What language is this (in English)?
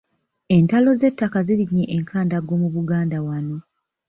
Ganda